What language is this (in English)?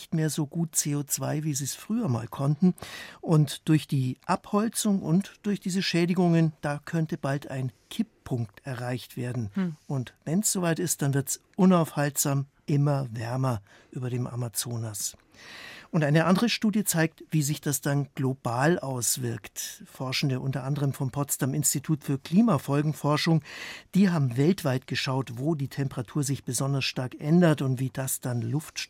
German